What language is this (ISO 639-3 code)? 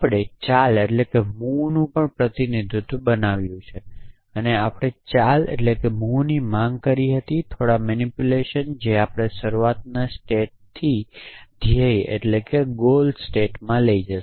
guj